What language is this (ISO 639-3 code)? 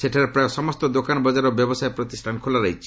ori